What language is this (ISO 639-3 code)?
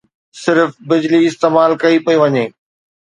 snd